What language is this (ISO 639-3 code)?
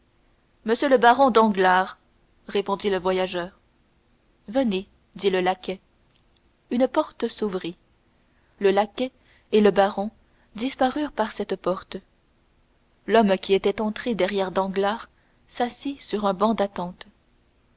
fra